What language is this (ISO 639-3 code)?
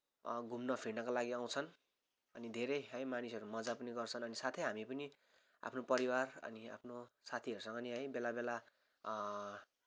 nep